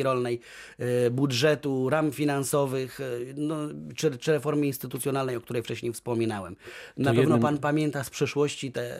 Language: Polish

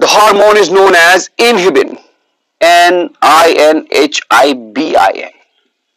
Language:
Hindi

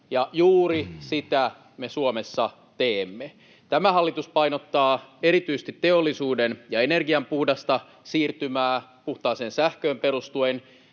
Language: Finnish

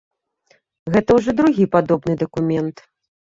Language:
Belarusian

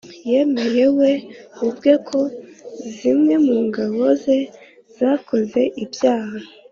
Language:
Kinyarwanda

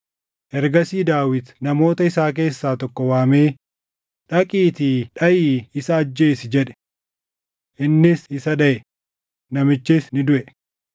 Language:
Oromo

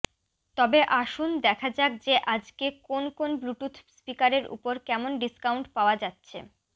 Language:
Bangla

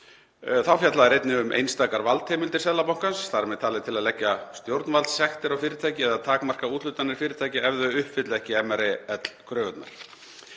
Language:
Icelandic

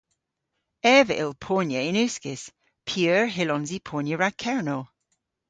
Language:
Cornish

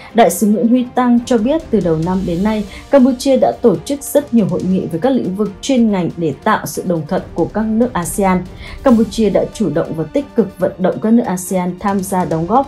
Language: Vietnamese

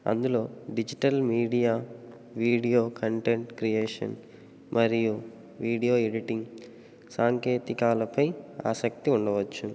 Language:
Telugu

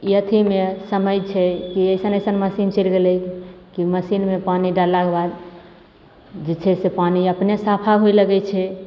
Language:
Maithili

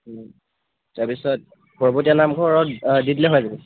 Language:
Assamese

